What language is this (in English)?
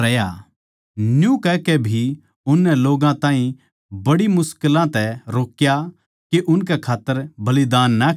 Haryanvi